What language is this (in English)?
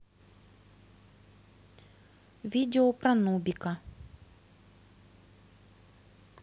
Russian